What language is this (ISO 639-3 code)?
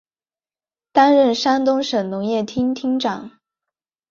zho